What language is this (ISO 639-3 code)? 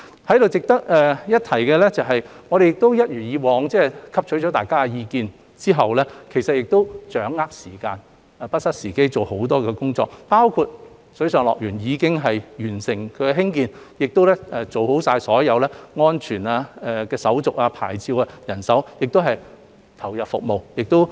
yue